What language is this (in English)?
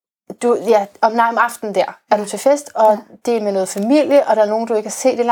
Danish